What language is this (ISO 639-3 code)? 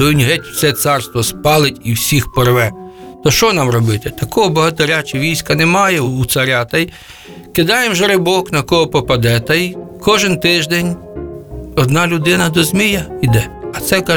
ukr